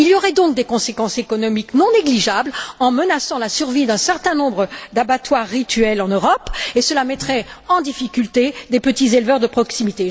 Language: French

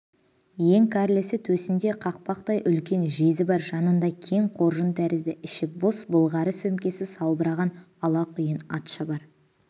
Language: Kazakh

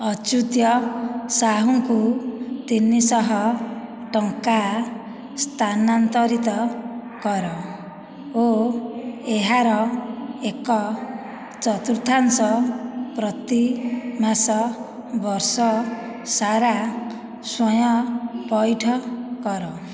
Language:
Odia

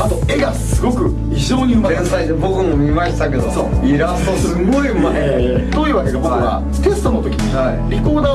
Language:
Japanese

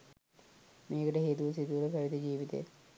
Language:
Sinhala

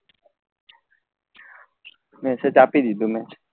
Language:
Gujarati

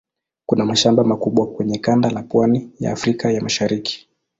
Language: Swahili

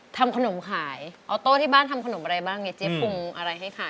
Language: Thai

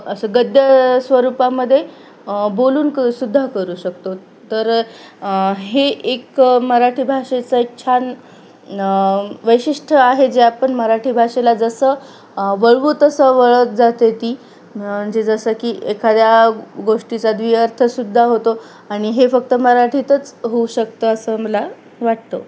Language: Marathi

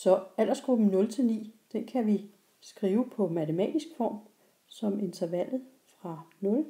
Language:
Danish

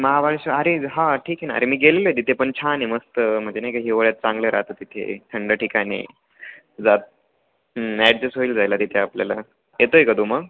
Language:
Marathi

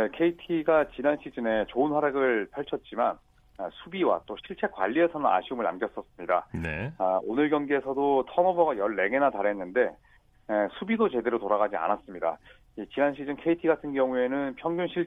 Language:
Korean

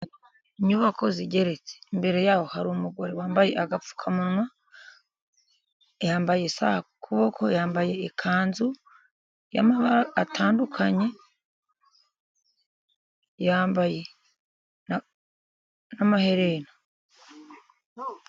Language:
Kinyarwanda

